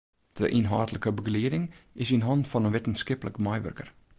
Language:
Western Frisian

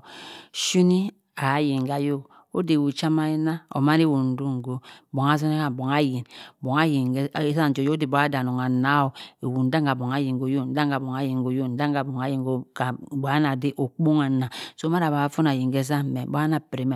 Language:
Cross River Mbembe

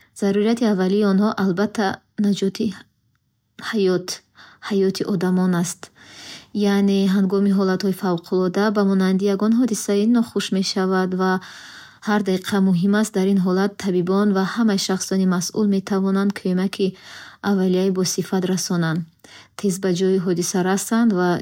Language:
Bukharic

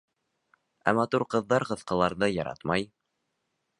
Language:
Bashkir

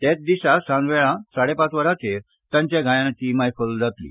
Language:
Konkani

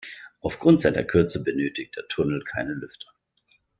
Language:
German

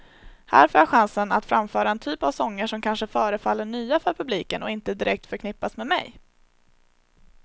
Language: Swedish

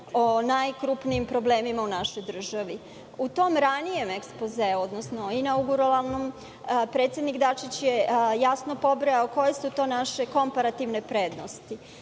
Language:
Serbian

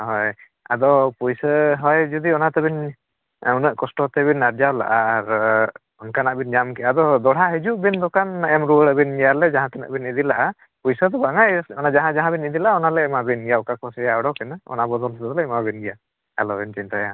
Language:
Santali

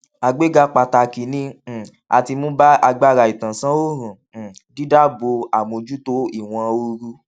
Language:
Yoruba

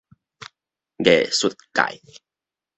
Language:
Min Nan Chinese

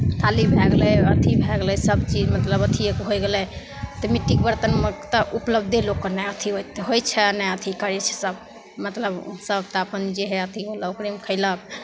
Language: Maithili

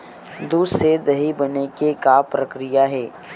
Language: Chhattisgarhi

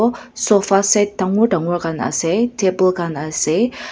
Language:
Naga Pidgin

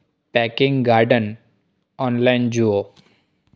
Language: Gujarati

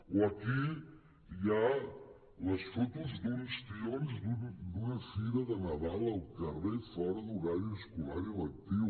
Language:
Catalan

